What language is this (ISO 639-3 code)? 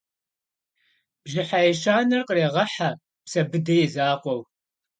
kbd